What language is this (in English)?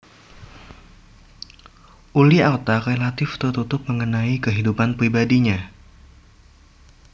Javanese